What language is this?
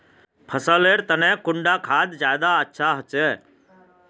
Magahi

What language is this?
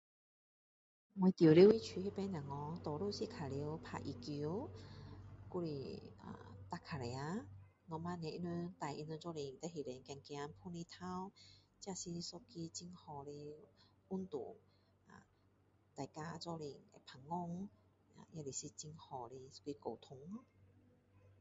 Min Dong Chinese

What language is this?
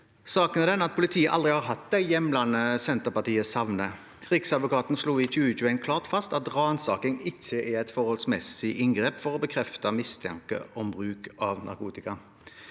Norwegian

